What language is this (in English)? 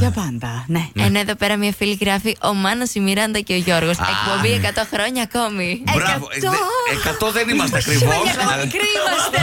Greek